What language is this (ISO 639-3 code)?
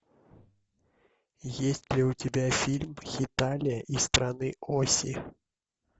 rus